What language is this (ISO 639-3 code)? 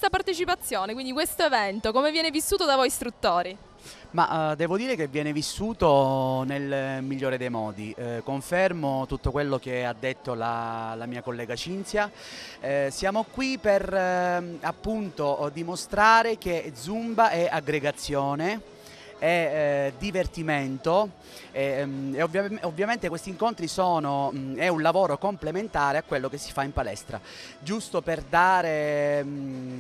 ita